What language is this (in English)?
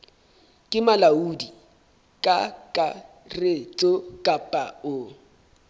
Southern Sotho